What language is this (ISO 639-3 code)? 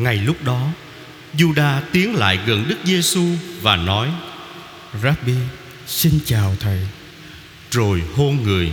vie